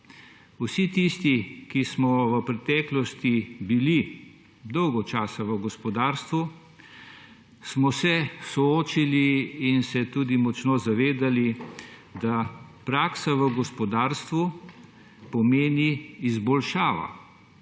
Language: Slovenian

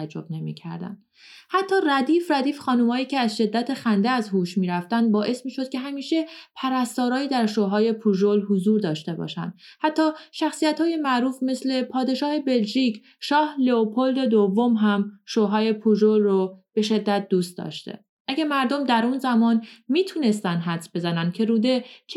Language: Persian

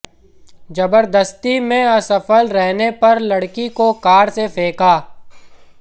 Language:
Hindi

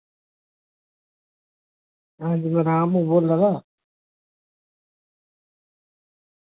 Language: Dogri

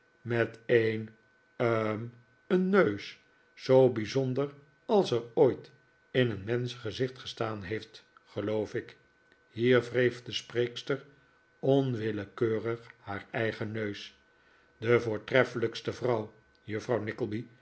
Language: Dutch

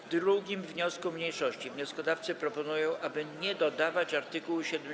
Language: Polish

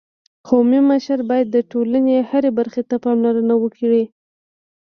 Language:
Pashto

